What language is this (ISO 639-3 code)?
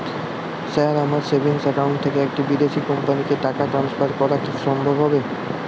ben